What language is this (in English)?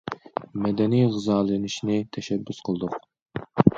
Uyghur